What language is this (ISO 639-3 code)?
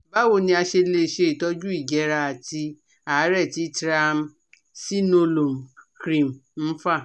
yor